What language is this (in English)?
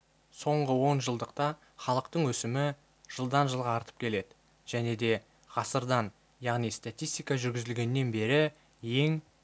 Kazakh